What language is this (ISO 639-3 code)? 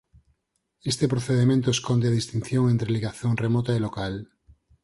glg